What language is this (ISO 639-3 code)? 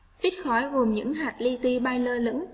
vie